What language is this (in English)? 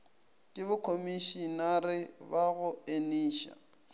Northern Sotho